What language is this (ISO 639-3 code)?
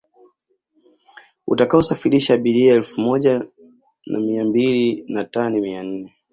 swa